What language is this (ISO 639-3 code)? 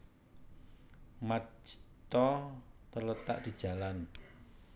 jav